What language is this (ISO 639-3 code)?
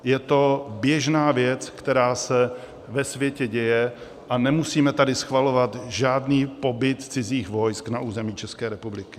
ces